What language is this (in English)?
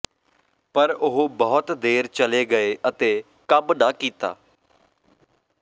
Punjabi